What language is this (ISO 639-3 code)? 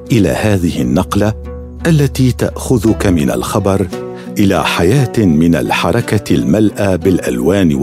ara